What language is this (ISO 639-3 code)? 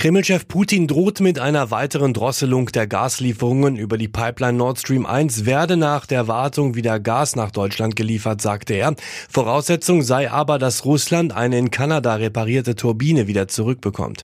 deu